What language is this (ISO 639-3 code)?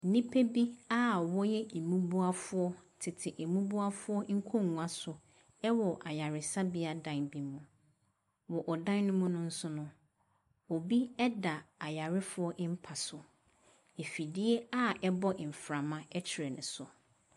aka